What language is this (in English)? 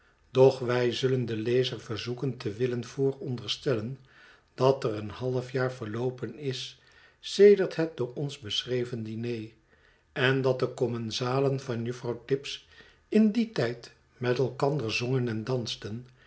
Dutch